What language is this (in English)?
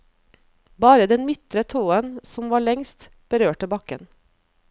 Norwegian